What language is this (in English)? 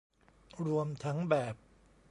Thai